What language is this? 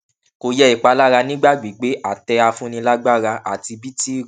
Yoruba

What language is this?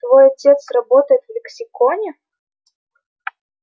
Russian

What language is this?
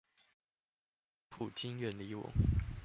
Chinese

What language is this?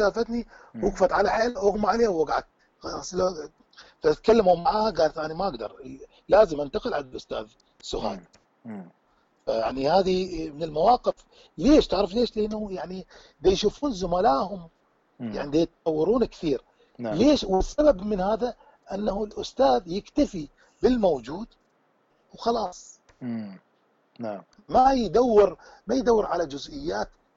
Arabic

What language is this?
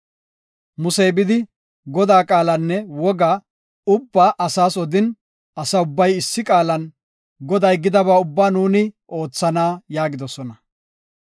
Gofa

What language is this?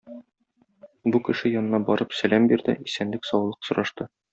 Tatar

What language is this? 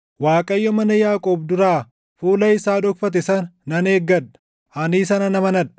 Oromo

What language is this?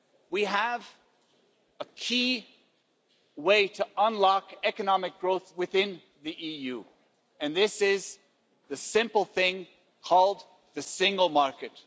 English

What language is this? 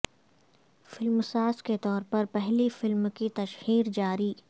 Urdu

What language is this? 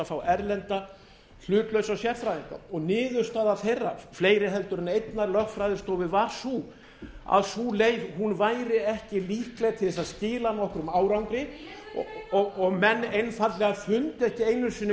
Icelandic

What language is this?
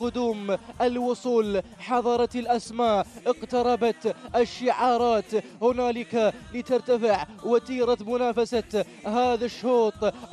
Arabic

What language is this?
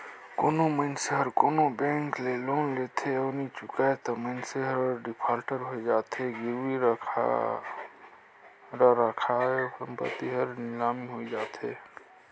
Chhattisgarhi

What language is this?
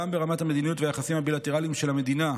Hebrew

